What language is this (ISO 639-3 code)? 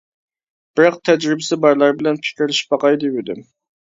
uig